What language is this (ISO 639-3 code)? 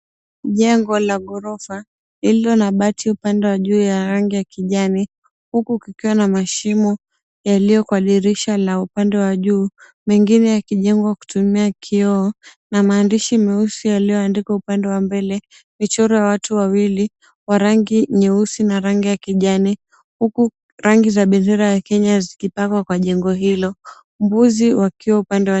swa